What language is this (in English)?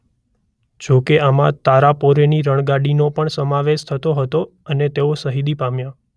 Gujarati